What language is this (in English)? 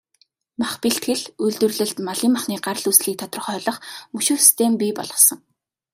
Mongolian